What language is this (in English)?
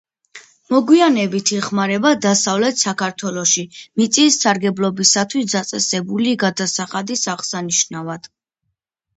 Georgian